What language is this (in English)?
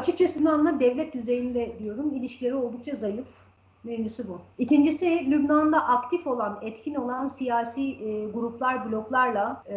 Turkish